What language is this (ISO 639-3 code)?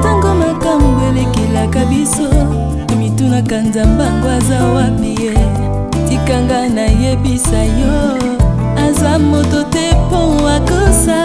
vie